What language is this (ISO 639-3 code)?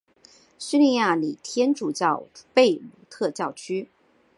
zho